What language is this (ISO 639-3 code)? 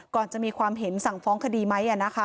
tha